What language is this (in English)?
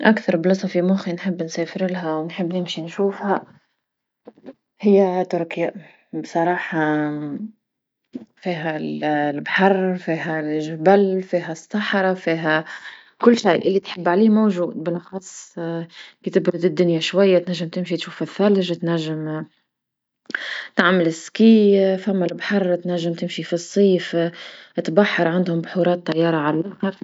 Tunisian Arabic